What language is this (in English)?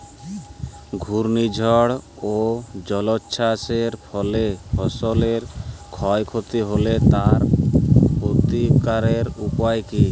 Bangla